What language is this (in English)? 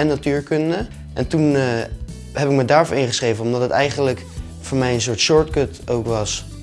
Dutch